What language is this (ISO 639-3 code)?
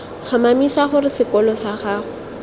tsn